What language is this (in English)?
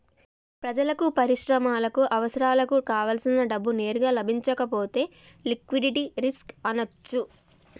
Telugu